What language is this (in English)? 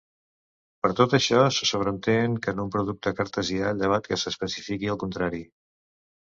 Catalan